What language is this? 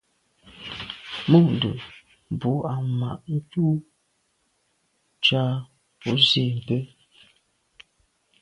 Medumba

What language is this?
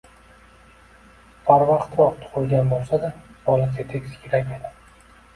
Uzbek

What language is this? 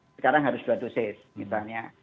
Indonesian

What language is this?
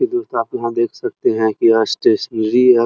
Hindi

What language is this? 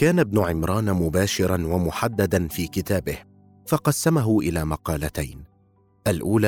Arabic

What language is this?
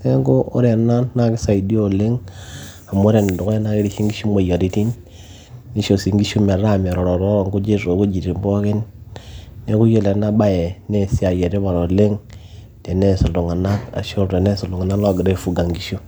Masai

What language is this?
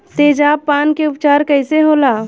Bhojpuri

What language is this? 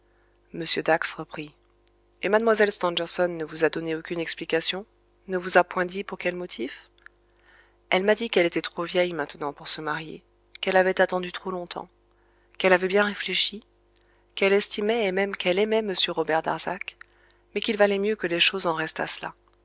French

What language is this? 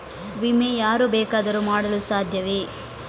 Kannada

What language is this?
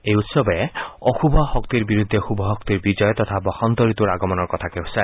Assamese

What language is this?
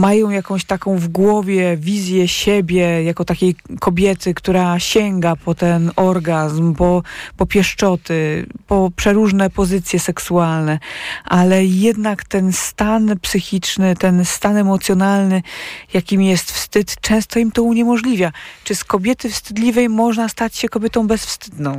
Polish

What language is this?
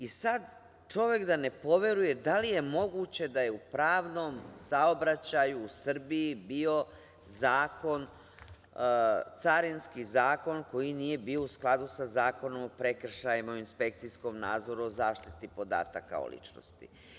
Serbian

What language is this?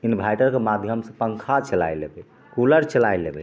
Maithili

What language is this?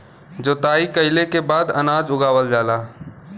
Bhojpuri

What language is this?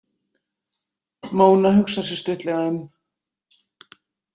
Icelandic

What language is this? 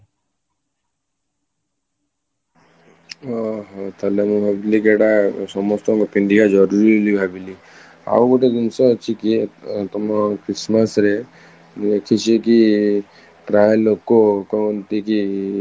Odia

